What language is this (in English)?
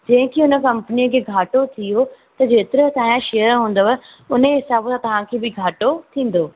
Sindhi